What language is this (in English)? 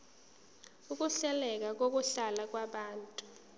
Zulu